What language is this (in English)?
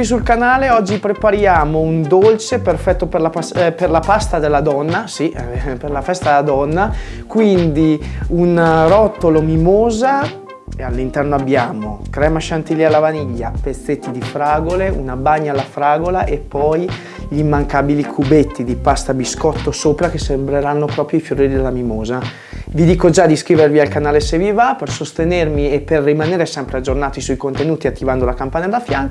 Italian